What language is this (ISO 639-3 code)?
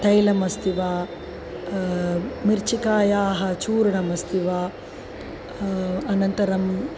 san